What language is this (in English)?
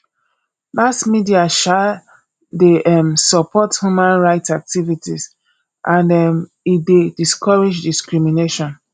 Nigerian Pidgin